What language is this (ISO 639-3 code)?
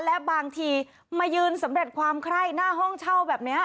tha